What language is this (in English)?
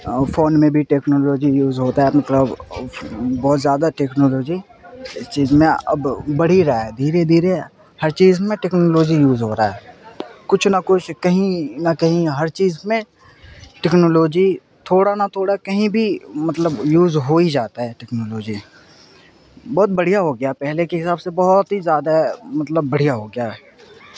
Urdu